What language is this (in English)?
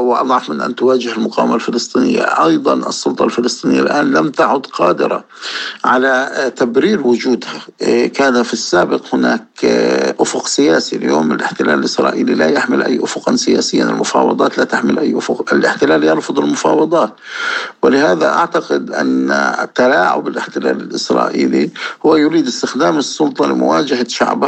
Arabic